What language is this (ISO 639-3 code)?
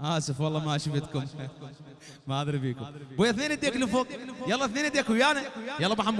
ara